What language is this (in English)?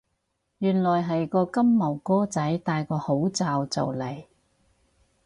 Cantonese